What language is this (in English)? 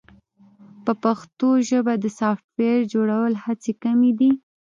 Pashto